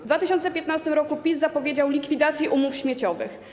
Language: Polish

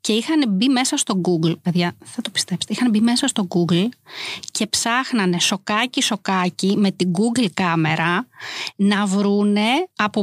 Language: Greek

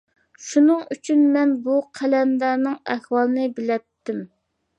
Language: Uyghur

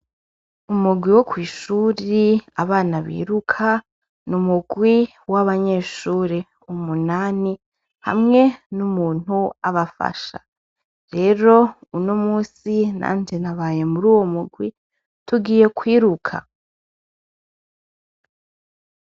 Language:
Rundi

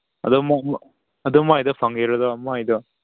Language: Manipuri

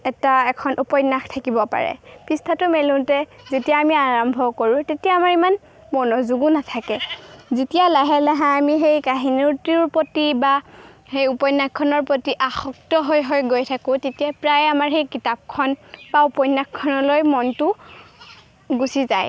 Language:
Assamese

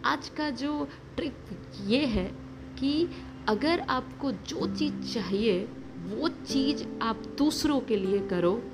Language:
Hindi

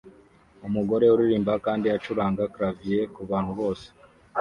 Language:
Kinyarwanda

